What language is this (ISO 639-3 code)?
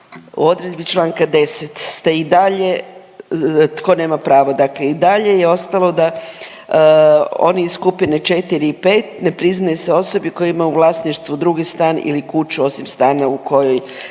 hrv